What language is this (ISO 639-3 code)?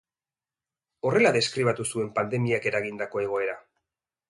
eus